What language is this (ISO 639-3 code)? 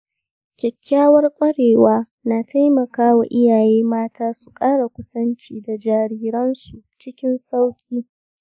hau